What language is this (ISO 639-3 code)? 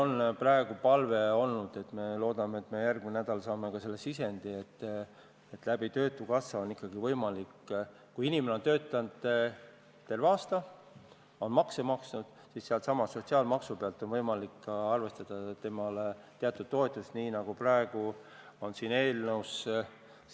est